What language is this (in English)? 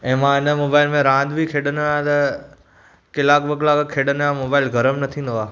Sindhi